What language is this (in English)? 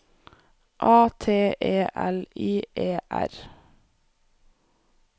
Norwegian